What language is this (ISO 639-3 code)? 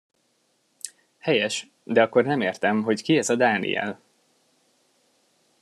hun